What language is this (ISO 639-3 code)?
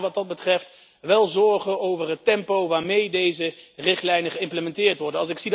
nld